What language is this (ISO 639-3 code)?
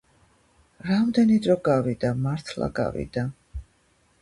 kat